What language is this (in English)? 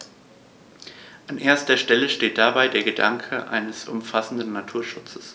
German